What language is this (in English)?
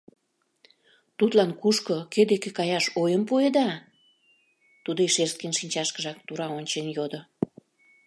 Mari